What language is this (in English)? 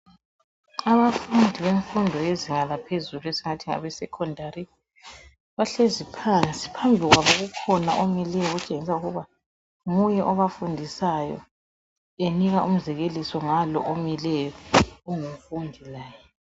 North Ndebele